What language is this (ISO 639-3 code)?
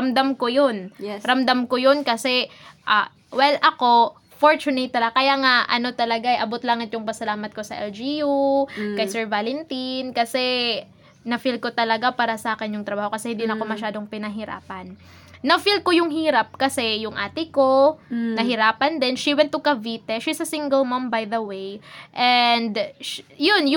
fil